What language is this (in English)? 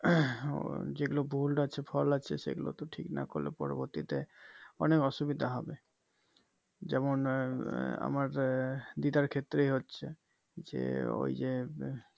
Bangla